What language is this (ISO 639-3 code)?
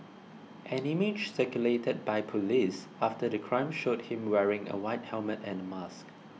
eng